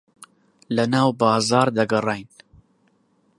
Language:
Central Kurdish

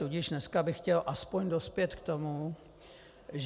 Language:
Czech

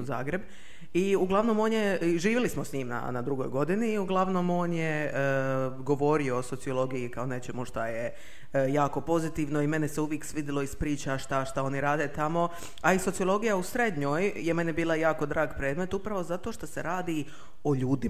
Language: Croatian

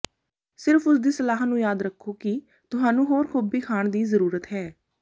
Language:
Punjabi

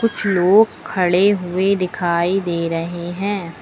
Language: Hindi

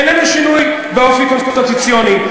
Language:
Hebrew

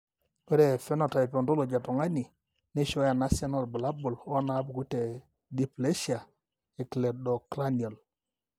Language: Masai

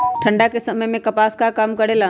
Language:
Magahi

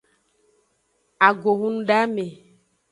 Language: Aja (Benin)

